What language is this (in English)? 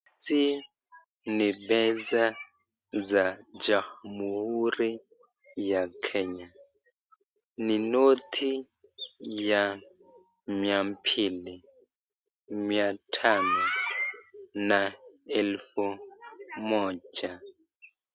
Swahili